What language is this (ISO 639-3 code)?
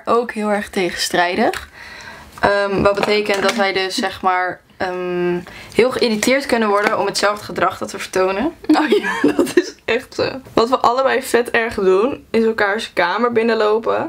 nld